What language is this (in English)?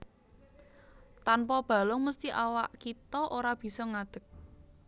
Javanese